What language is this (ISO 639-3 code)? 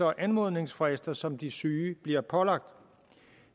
dan